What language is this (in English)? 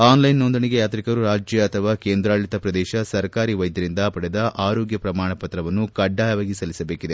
Kannada